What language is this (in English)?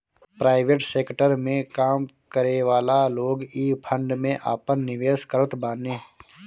Bhojpuri